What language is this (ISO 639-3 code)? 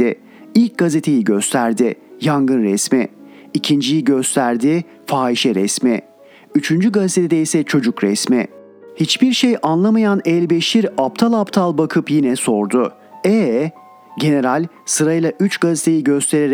tur